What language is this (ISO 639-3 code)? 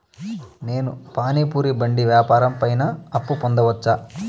tel